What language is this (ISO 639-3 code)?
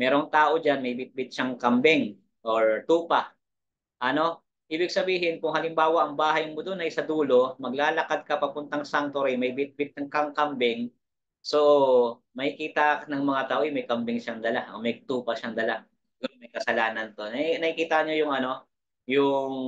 fil